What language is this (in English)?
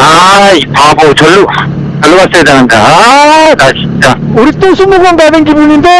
Korean